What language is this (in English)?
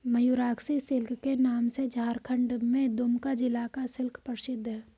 Hindi